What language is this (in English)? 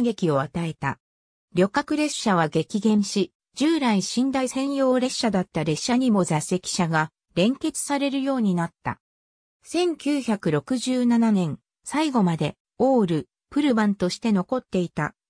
Japanese